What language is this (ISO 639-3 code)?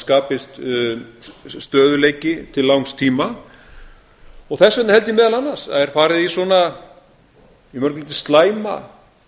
isl